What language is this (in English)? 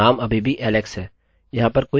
Hindi